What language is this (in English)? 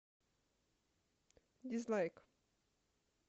Russian